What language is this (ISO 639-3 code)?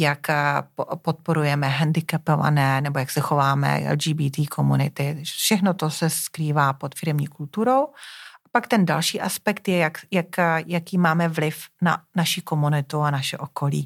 ces